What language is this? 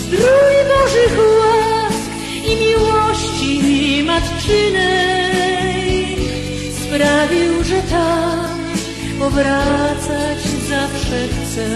Polish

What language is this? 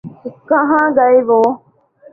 Urdu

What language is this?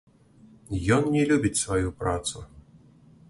Belarusian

